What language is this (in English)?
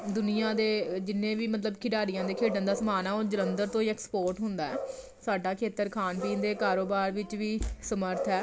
Punjabi